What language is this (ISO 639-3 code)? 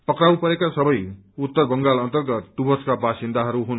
nep